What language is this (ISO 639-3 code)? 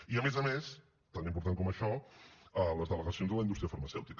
cat